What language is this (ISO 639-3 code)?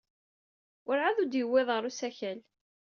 kab